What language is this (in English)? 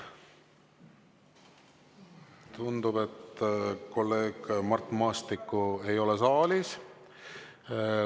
Estonian